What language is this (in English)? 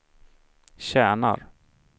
Swedish